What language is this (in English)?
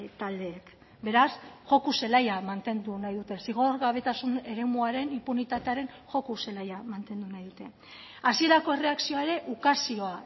Basque